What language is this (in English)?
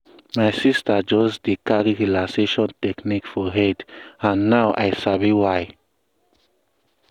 Nigerian Pidgin